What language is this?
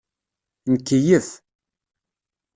Kabyle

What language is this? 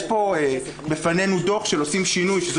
Hebrew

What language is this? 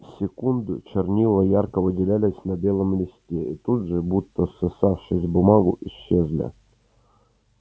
Russian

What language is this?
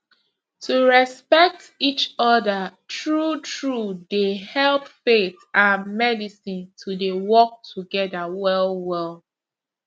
Nigerian Pidgin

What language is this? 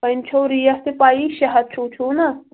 Kashmiri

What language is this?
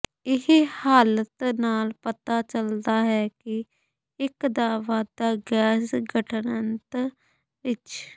Punjabi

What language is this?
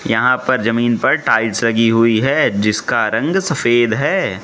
Hindi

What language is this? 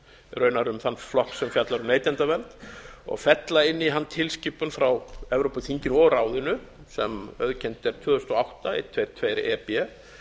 Icelandic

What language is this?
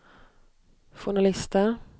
Swedish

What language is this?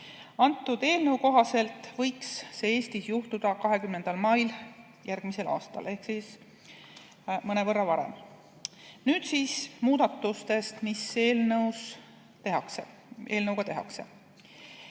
Estonian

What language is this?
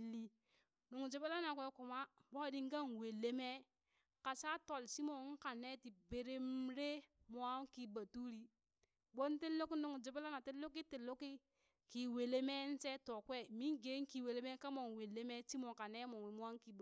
Burak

